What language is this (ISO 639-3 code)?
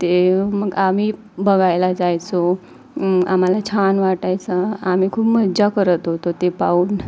mar